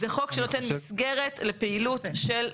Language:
Hebrew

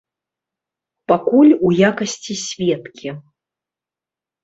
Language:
Belarusian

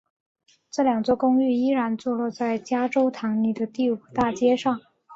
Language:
Chinese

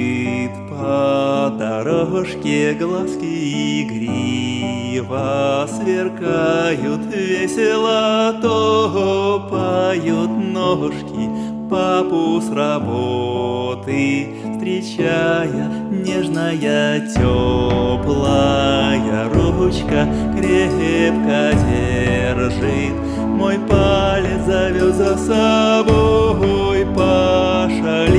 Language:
Russian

